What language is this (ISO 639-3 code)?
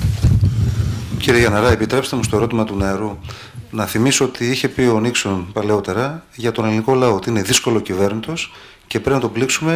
ell